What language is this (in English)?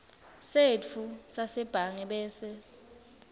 Swati